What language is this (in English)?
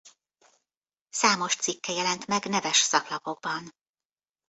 Hungarian